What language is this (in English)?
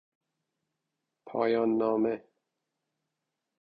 Persian